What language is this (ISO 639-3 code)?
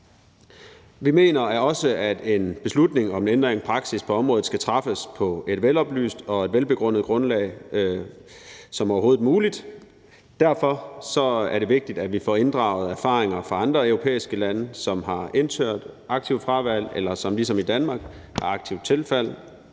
dan